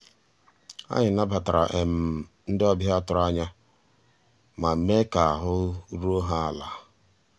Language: Igbo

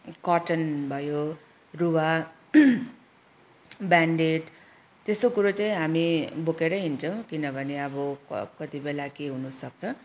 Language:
Nepali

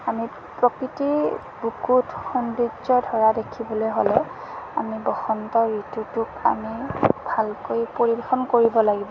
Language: Assamese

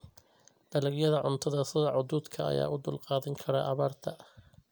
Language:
Somali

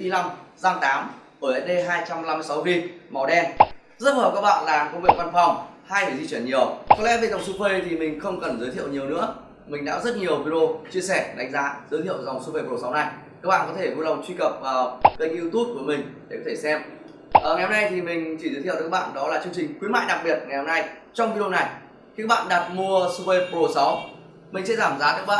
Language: Vietnamese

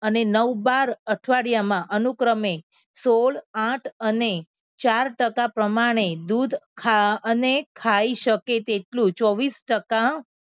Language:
Gujarati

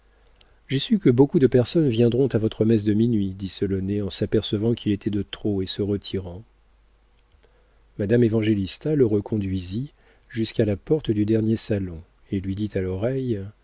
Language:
French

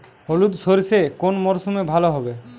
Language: Bangla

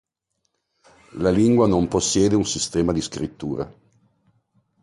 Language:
Italian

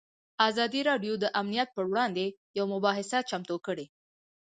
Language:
Pashto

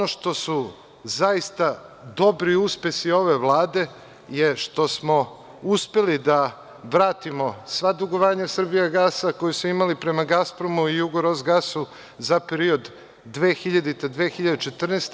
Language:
Serbian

